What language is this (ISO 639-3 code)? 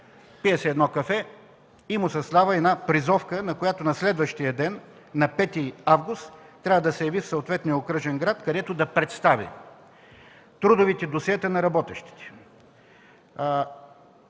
bul